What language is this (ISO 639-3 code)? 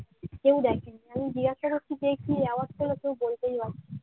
ben